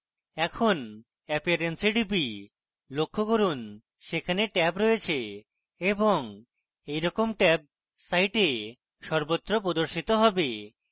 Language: Bangla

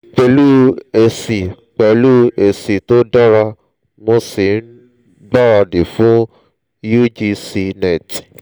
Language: Yoruba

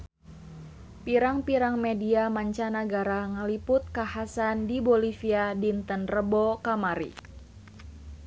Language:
Sundanese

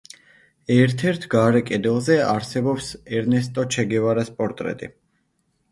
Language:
Georgian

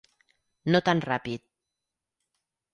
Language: Catalan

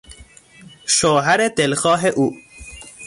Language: Persian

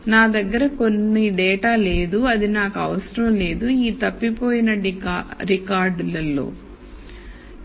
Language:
Telugu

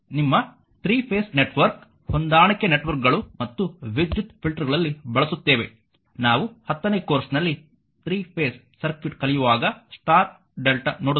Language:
Kannada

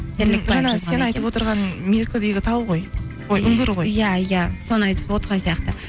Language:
Kazakh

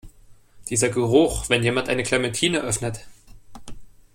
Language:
German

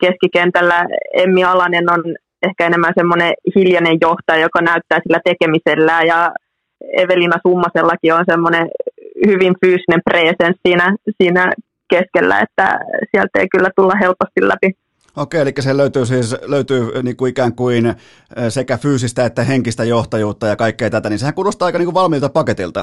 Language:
Finnish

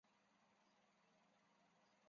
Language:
Chinese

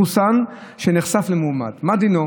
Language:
Hebrew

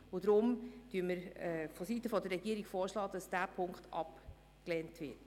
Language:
Swiss German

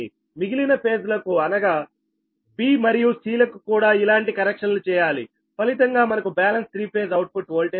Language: Telugu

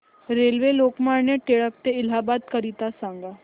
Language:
Marathi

